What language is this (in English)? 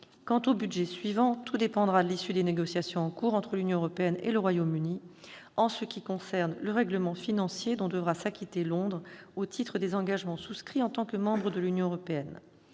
French